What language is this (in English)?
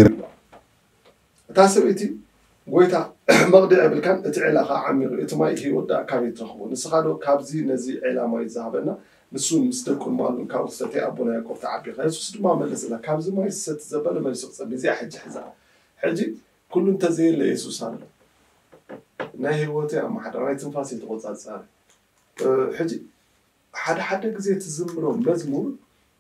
Arabic